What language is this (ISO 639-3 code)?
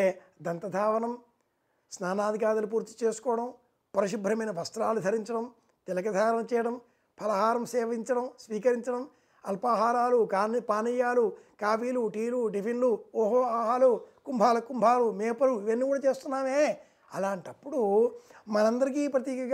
tel